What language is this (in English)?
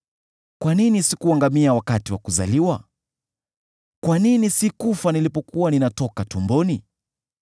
Swahili